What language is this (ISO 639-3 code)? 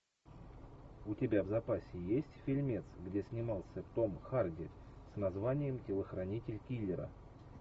rus